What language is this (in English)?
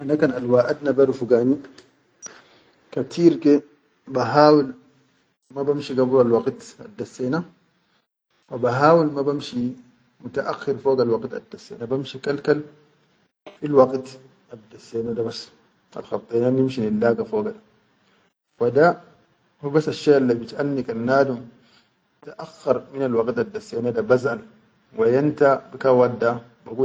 Chadian Arabic